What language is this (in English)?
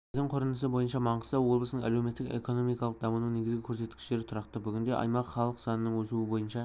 Kazakh